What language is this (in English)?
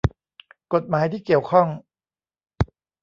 Thai